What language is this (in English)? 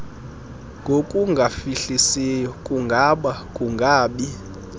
Xhosa